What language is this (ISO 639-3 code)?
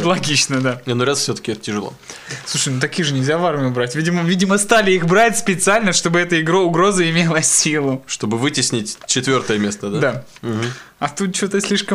rus